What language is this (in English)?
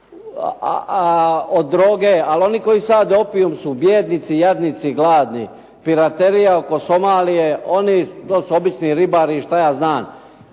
Croatian